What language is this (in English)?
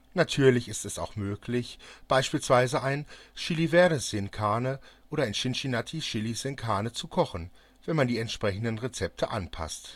German